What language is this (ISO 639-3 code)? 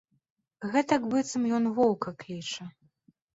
bel